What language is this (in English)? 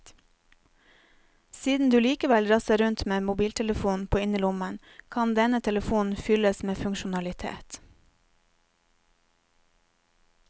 Norwegian